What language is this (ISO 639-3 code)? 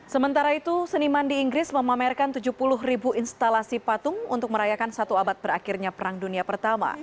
ind